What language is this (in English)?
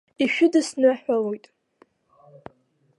Abkhazian